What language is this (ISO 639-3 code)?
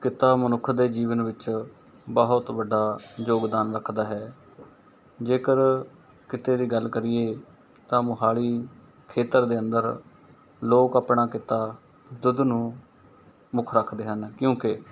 pan